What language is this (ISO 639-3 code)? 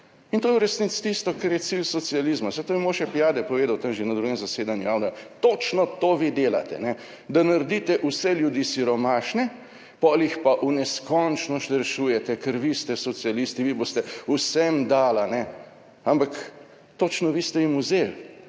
slv